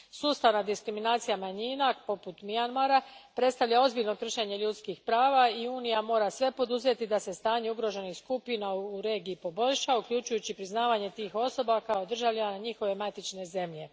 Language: Croatian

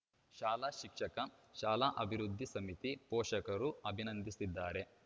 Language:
Kannada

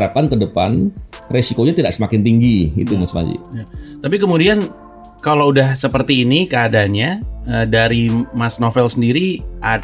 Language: Indonesian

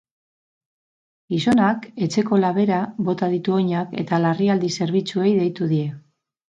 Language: Basque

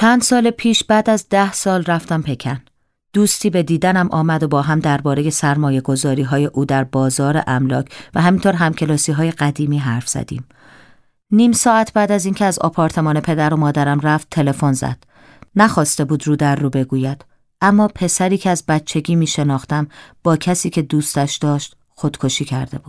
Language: Persian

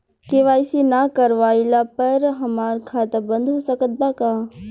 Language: Bhojpuri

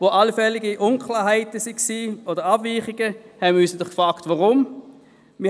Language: Swiss German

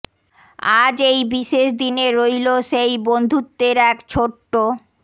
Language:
Bangla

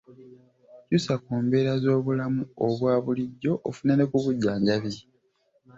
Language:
Ganda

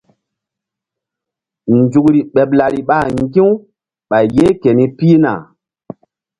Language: Mbum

